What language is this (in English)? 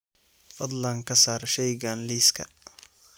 Somali